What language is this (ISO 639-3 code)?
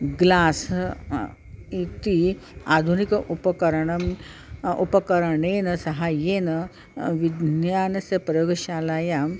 san